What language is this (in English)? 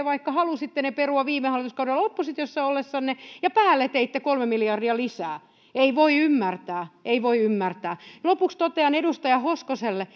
Finnish